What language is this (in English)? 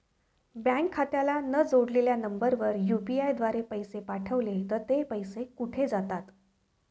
Marathi